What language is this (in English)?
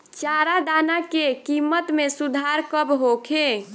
Bhojpuri